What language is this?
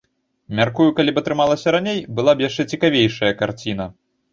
Belarusian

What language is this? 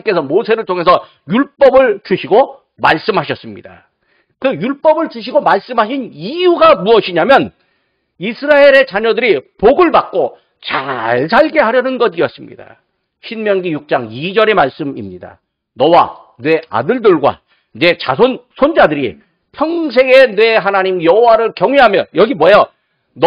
Korean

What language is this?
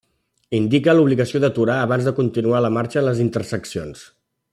Catalan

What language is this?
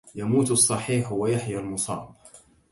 Arabic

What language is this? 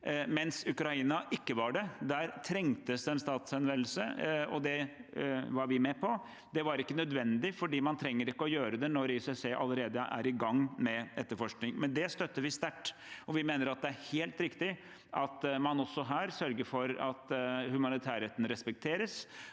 Norwegian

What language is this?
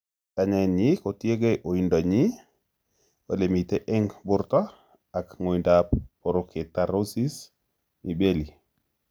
Kalenjin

